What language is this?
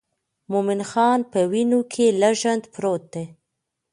Pashto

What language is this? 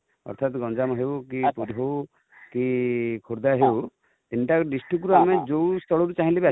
Odia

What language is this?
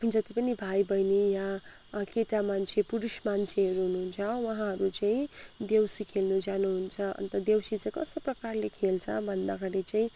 Nepali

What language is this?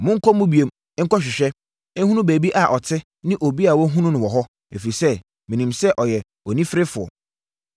Akan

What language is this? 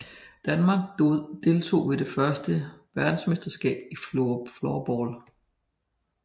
Danish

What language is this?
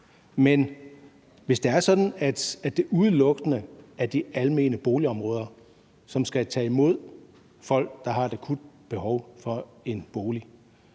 Danish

